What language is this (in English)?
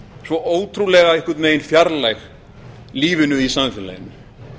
Icelandic